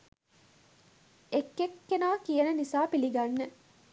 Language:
Sinhala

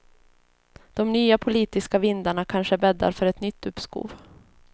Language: Swedish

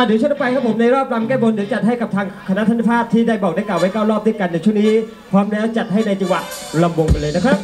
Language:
Thai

